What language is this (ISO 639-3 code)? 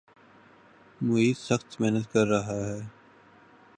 urd